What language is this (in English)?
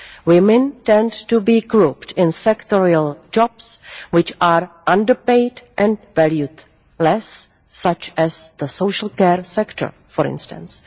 English